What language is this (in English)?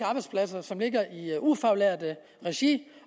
Danish